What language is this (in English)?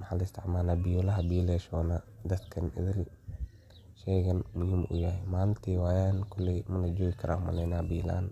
Somali